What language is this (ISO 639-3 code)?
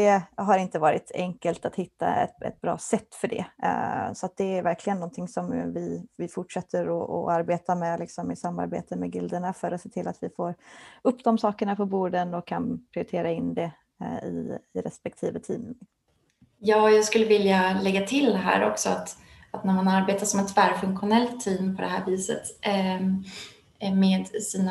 swe